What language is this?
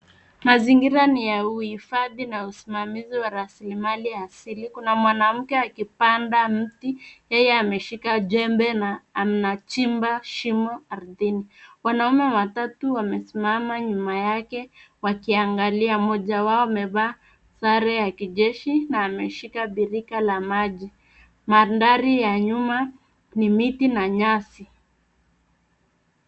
Swahili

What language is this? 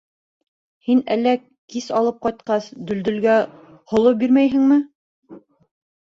Bashkir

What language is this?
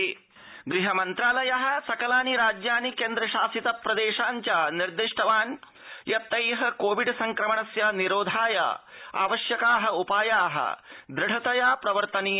Sanskrit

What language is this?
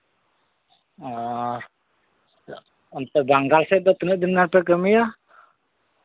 Santali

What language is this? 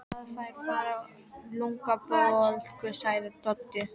Icelandic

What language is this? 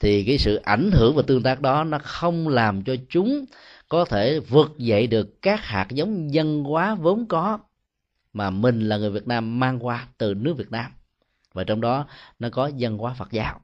Vietnamese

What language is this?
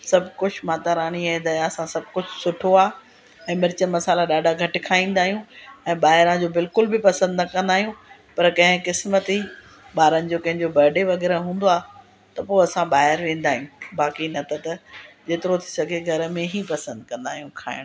Sindhi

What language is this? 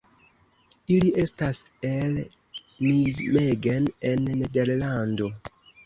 Esperanto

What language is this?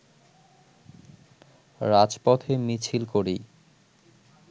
Bangla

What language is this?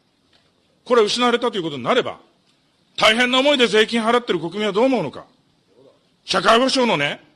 Japanese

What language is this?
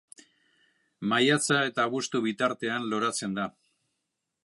Basque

